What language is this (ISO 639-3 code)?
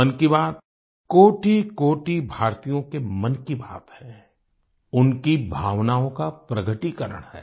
hin